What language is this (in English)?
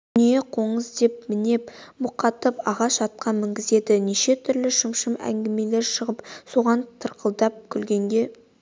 Kazakh